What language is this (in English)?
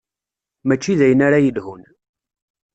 Kabyle